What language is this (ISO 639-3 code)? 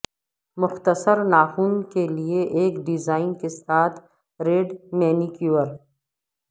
urd